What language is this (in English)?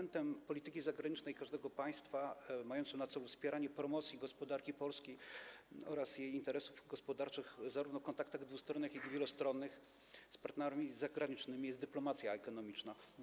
Polish